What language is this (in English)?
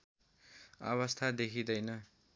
Nepali